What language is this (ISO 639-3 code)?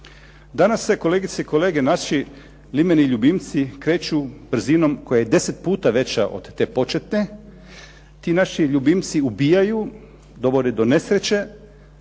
hrv